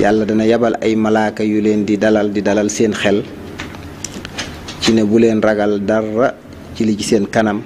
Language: Indonesian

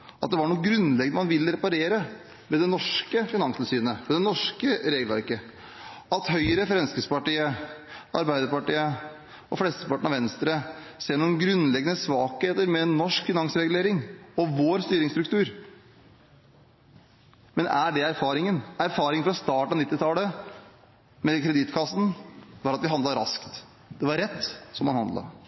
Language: Norwegian Bokmål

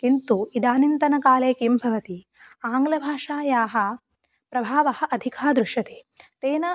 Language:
Sanskrit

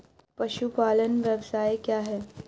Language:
Hindi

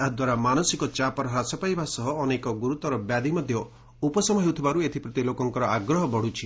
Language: Odia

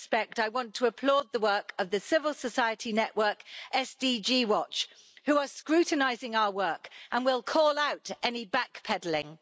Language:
English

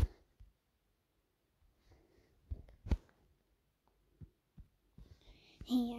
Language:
Dutch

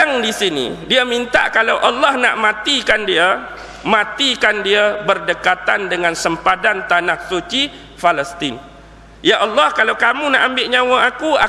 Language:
Malay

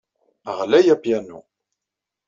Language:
Kabyle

